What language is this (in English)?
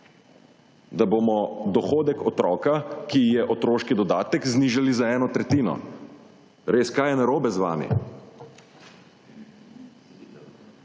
Slovenian